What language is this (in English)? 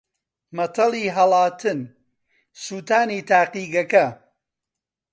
Central Kurdish